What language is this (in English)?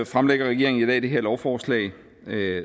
Danish